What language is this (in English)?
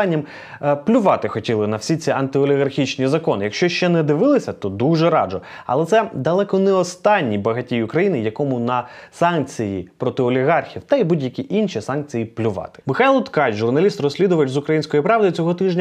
Ukrainian